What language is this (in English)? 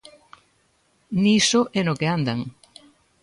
Galician